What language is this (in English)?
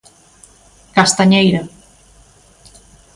Galician